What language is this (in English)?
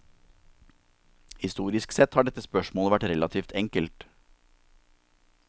Norwegian